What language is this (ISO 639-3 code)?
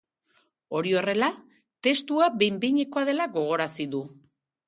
eus